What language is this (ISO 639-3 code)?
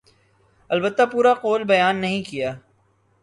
urd